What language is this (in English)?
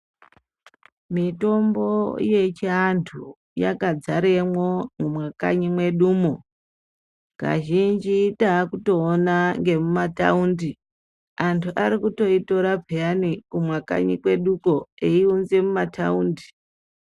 Ndau